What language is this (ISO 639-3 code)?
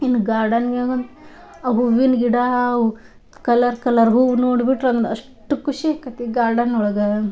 kan